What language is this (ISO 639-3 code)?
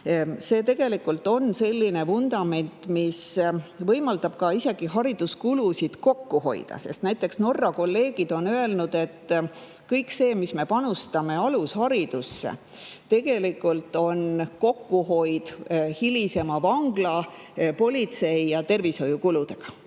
est